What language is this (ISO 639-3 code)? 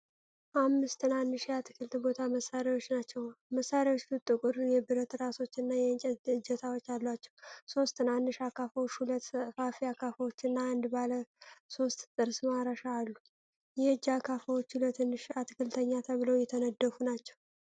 amh